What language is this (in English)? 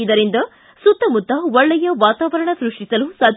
Kannada